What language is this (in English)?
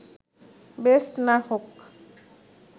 Bangla